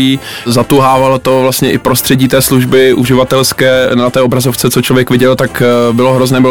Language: Czech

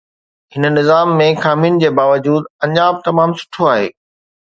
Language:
Sindhi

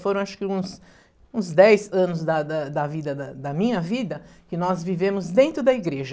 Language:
Portuguese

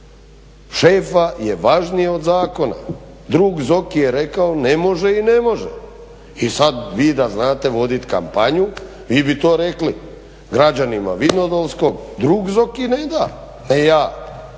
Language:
Croatian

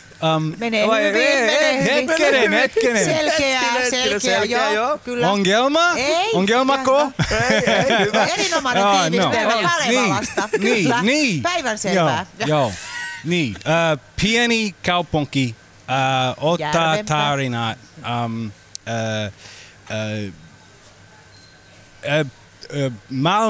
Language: Finnish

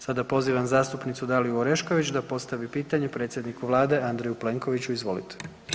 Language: Croatian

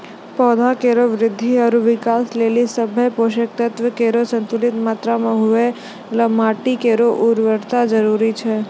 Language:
Maithili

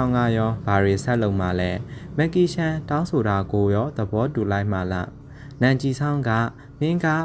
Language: Thai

